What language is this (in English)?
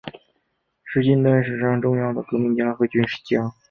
Chinese